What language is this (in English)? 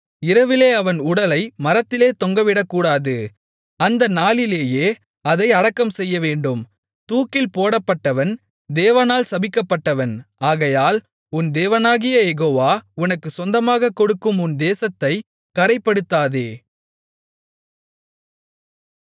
Tamil